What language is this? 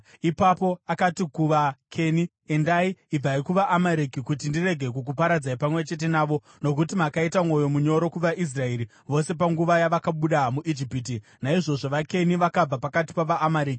Shona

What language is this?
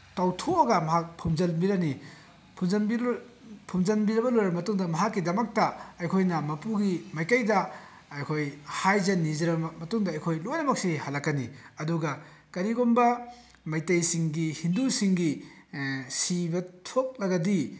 Manipuri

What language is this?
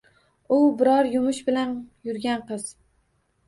Uzbek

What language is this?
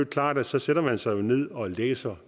Danish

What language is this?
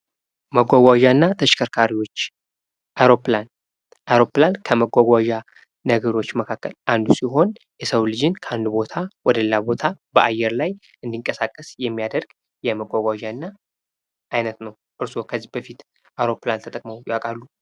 Amharic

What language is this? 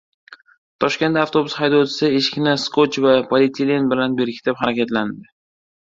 Uzbek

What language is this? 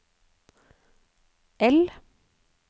Norwegian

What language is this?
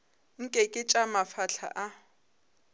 Northern Sotho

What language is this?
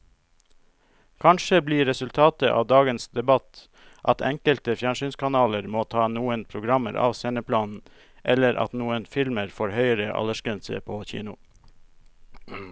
Norwegian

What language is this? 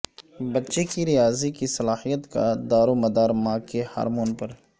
Urdu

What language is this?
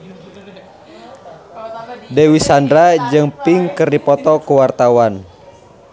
Sundanese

